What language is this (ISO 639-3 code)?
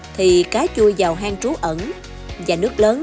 vie